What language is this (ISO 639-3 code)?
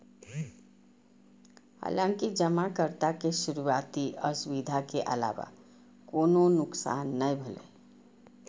mai